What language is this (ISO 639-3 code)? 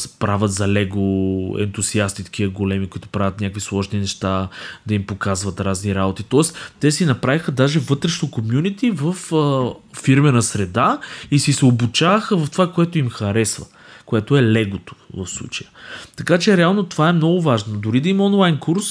bul